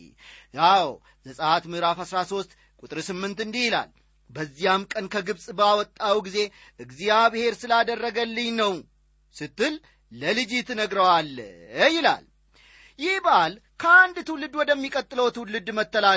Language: Amharic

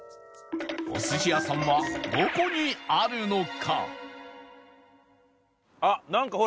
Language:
Japanese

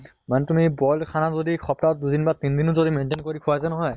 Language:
Assamese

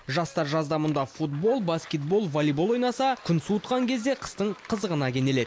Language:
Kazakh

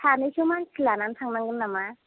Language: Bodo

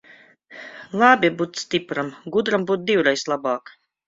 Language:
Latvian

